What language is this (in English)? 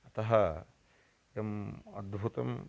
Sanskrit